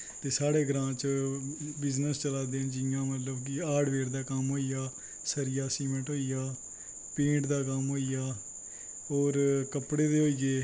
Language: Dogri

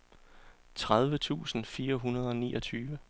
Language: Danish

